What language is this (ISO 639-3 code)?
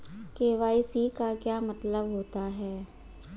hin